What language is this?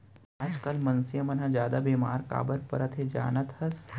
Chhattisgarhi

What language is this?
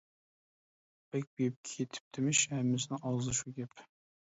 Uyghur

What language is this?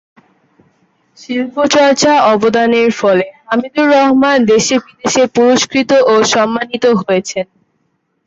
Bangla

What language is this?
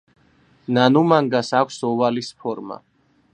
Georgian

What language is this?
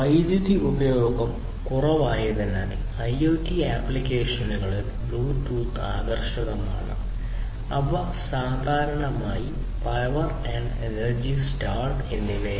Malayalam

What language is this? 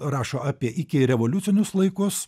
Lithuanian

